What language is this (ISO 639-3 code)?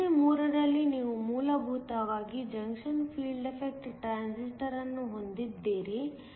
kan